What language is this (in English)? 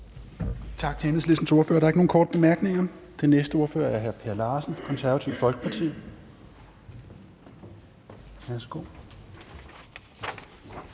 Danish